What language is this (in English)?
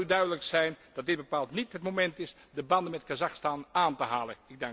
Dutch